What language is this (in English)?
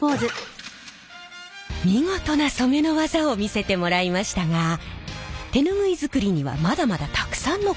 Japanese